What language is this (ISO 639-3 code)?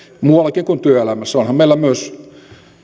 fin